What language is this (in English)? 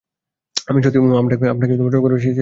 Bangla